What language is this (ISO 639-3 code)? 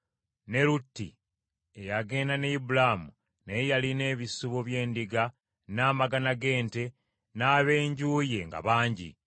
lug